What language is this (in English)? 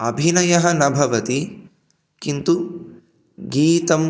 Sanskrit